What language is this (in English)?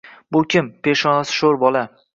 Uzbek